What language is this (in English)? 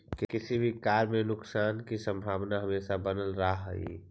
Magahi